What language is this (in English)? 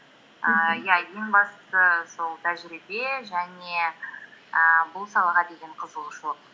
Kazakh